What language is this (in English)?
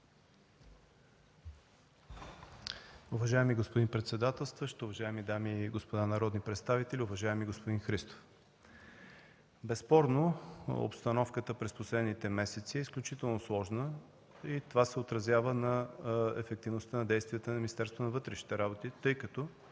Bulgarian